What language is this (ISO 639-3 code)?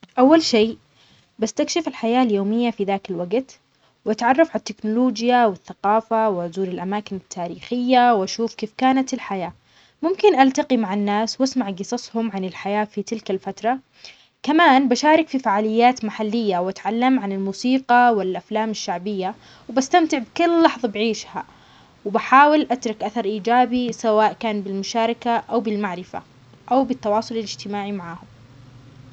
acx